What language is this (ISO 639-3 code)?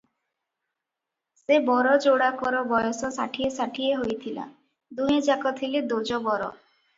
ori